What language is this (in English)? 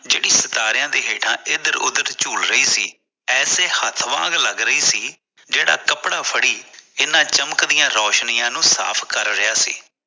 Punjabi